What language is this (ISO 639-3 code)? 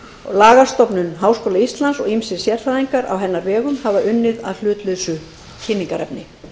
isl